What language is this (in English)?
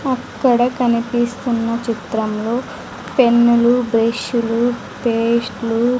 Telugu